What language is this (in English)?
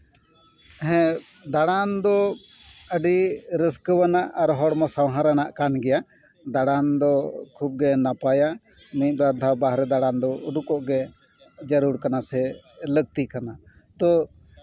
Santali